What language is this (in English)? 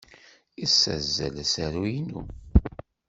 Kabyle